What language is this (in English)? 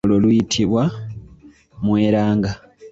Ganda